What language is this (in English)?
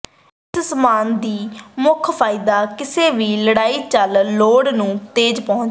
Punjabi